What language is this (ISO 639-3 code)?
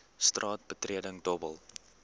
afr